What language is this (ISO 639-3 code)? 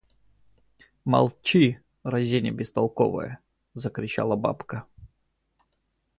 rus